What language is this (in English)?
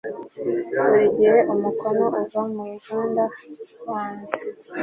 Kinyarwanda